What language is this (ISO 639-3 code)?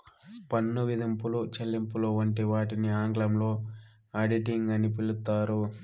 tel